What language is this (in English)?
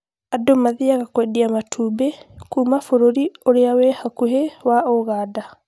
Kikuyu